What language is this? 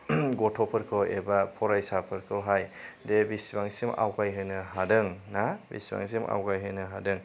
Bodo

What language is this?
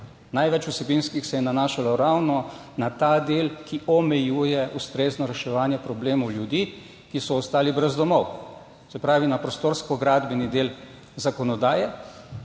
Slovenian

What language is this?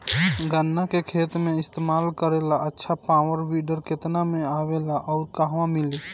Bhojpuri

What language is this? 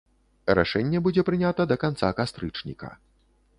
Belarusian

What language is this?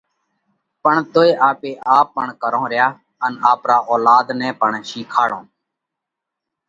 Parkari Koli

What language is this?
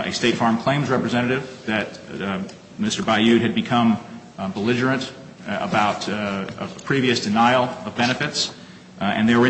English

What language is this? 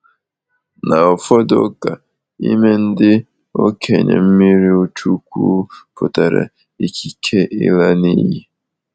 Igbo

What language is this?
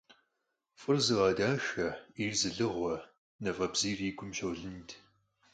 Kabardian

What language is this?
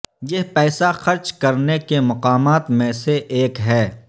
Urdu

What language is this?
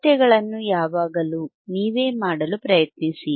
Kannada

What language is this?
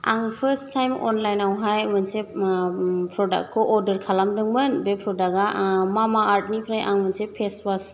Bodo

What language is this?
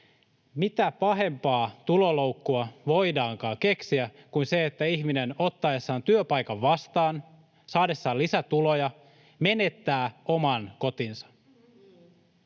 Finnish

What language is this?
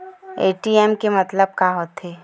Chhattisgarhi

